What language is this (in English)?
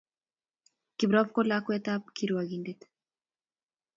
Kalenjin